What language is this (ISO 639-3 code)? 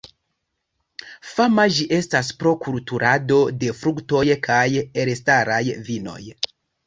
epo